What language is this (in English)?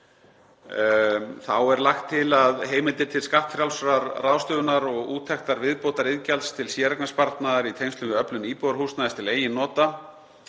Icelandic